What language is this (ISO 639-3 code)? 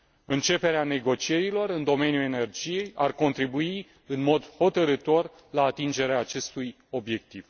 ron